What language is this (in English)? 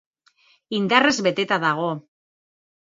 Basque